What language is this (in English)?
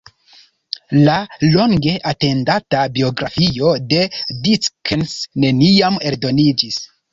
Esperanto